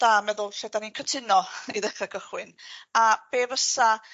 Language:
Welsh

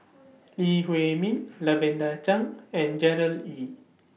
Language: English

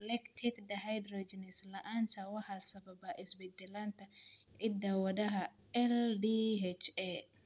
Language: Somali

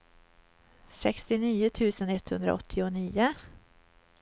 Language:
Swedish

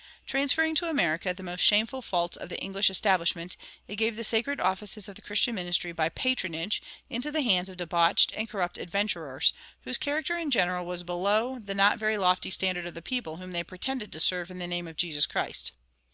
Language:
English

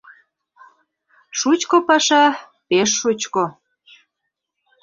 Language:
Mari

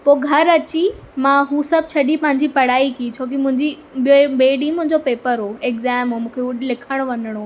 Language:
Sindhi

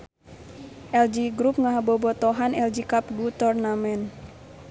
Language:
Sundanese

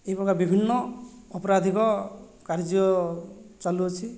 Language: Odia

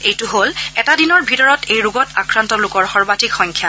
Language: Assamese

